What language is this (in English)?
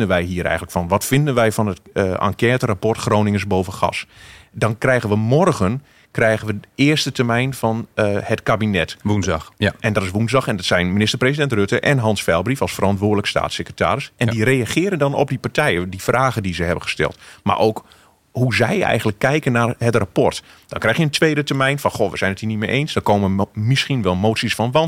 Dutch